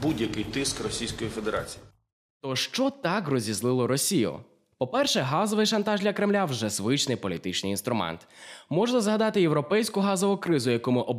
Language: Ukrainian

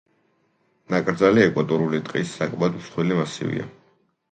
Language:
Georgian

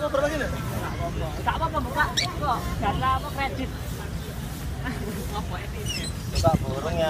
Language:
Indonesian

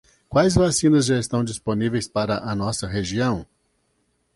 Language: Portuguese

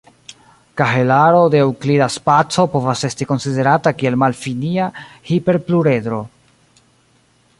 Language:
Esperanto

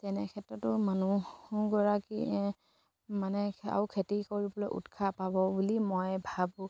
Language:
Assamese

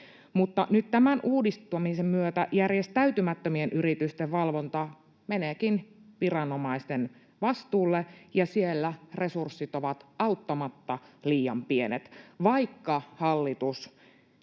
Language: Finnish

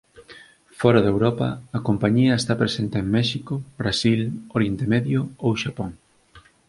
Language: Galician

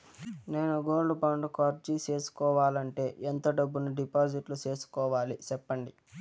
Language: Telugu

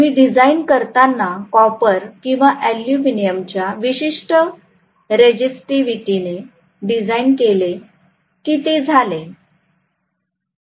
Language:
Marathi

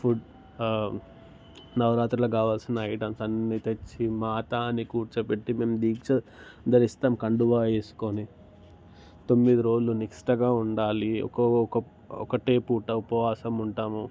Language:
Telugu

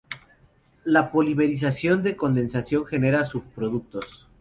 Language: Spanish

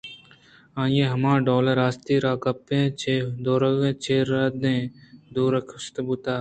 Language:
Eastern Balochi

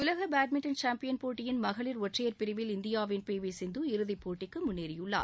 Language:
Tamil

